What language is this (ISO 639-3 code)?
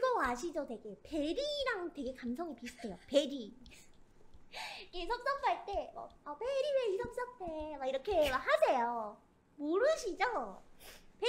kor